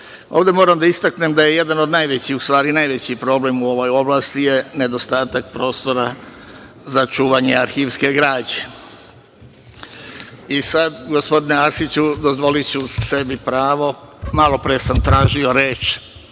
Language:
Serbian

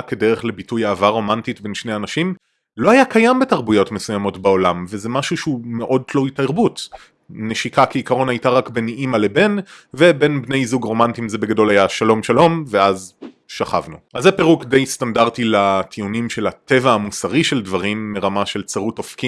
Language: Hebrew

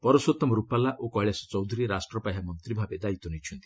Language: Odia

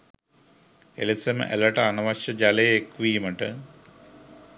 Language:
Sinhala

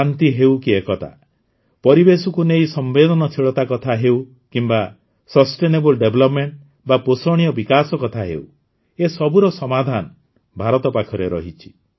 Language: Odia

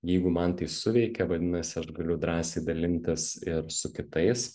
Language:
Lithuanian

